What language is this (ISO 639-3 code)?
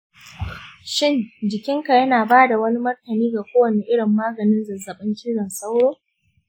hau